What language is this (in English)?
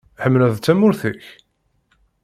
Kabyle